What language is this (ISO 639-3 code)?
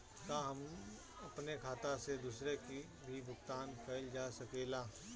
bho